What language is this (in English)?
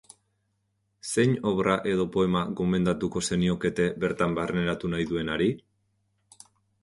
Basque